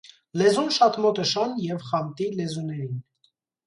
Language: Armenian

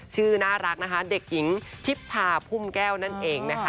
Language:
Thai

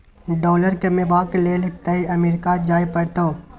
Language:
Maithili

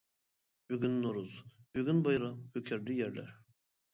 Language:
Uyghur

